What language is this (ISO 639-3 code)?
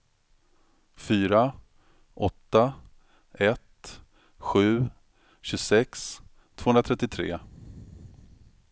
swe